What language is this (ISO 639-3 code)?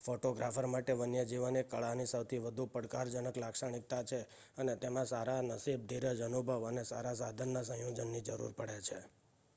guj